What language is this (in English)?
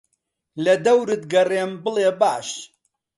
Central Kurdish